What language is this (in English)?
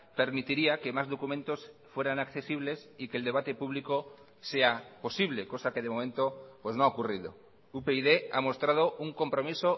Spanish